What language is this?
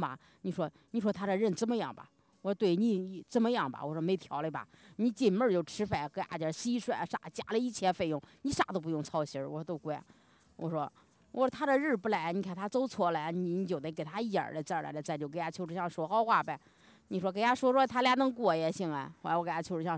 Chinese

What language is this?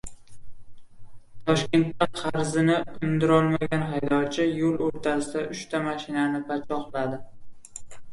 Uzbek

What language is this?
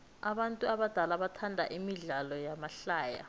South Ndebele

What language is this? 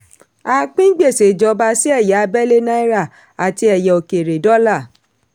Yoruba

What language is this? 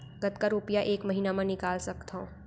Chhattisgarhi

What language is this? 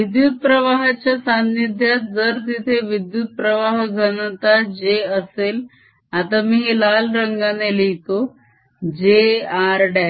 Marathi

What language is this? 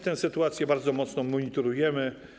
Polish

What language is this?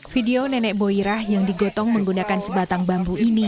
Indonesian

